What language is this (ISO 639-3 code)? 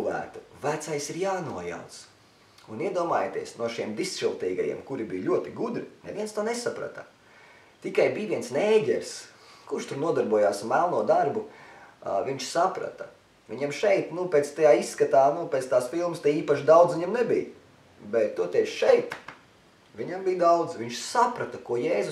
lav